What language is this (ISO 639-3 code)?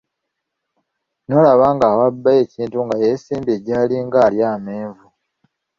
lug